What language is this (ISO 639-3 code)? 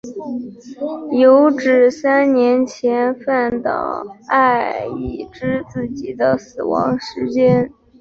zho